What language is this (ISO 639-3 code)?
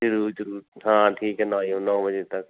pan